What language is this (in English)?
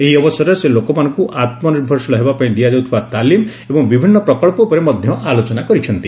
Odia